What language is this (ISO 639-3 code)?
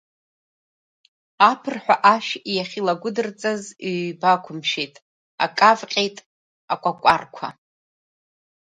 abk